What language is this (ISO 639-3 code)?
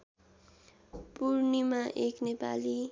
nep